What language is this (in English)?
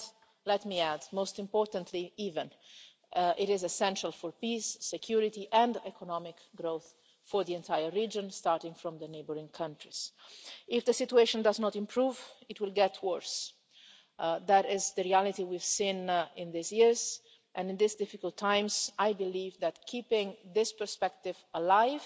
English